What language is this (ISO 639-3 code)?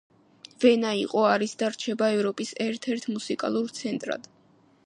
kat